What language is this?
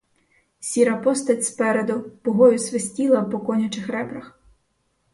Ukrainian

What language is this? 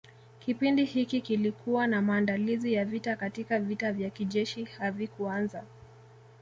Swahili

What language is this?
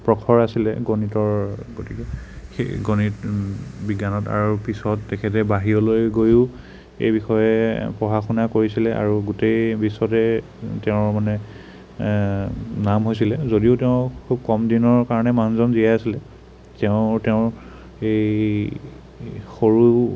Assamese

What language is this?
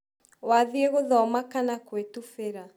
Kikuyu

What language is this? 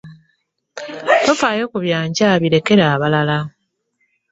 Ganda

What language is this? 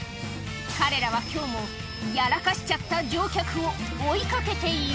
Japanese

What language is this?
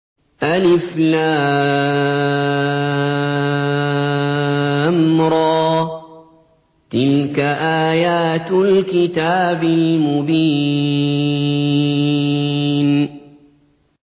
Arabic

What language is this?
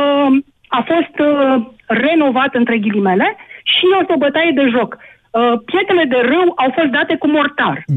Romanian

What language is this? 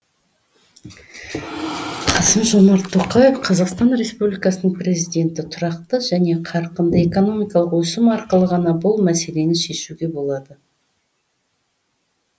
Kazakh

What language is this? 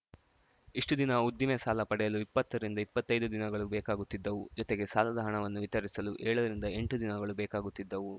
Kannada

